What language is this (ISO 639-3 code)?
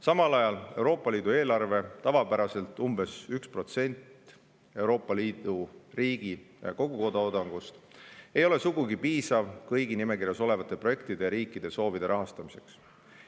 est